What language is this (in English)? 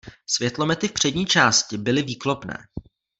Czech